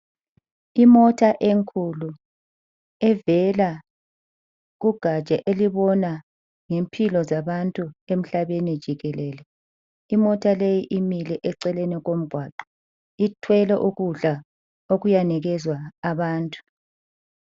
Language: North Ndebele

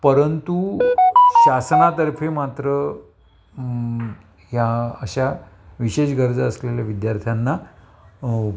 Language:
Marathi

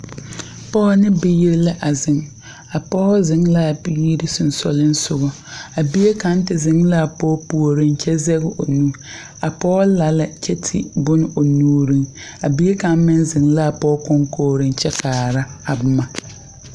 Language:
Southern Dagaare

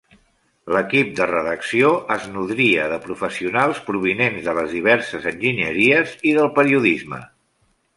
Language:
Catalan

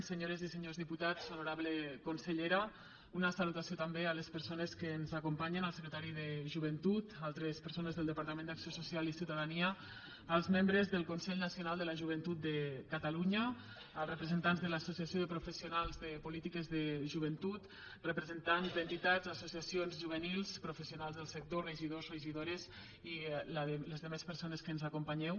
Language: Catalan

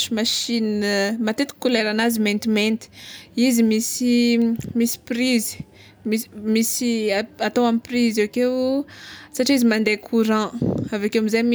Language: Tsimihety Malagasy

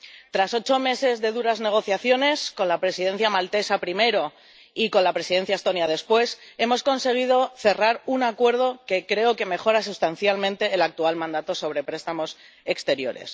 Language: Spanish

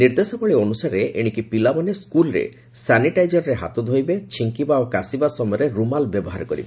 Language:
Odia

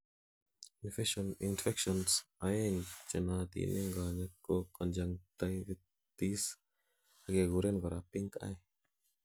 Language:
Kalenjin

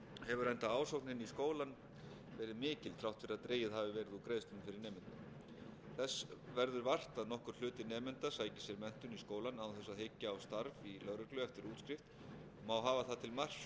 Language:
Icelandic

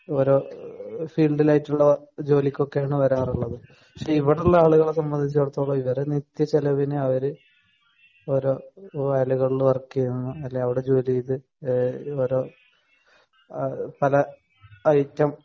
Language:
Malayalam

